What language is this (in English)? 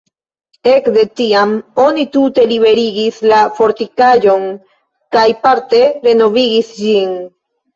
Esperanto